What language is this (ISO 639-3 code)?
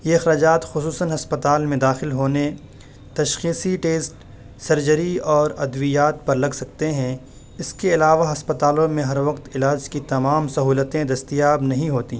urd